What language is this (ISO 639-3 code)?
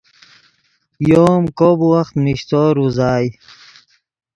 ydg